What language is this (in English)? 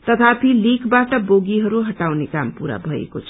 Nepali